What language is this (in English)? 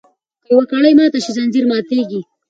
Pashto